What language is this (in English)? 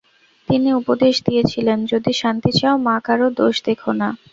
Bangla